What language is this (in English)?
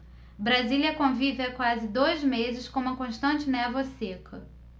Portuguese